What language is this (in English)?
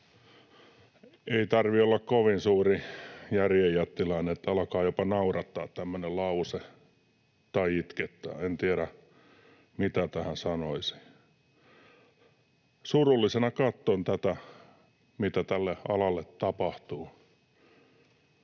Finnish